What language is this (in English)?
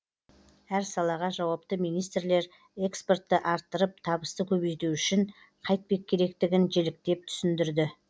Kazakh